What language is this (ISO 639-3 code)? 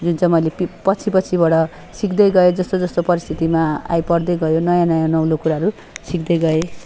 nep